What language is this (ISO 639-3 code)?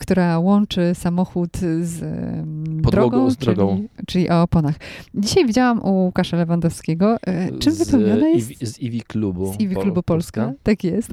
pol